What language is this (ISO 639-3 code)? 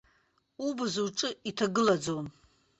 abk